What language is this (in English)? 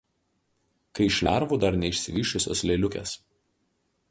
Lithuanian